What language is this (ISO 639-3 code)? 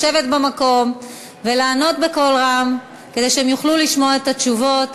heb